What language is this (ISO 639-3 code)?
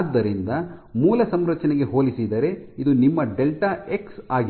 kan